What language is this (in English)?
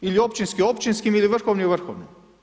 Croatian